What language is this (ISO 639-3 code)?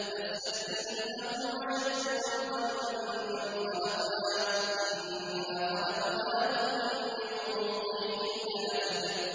ara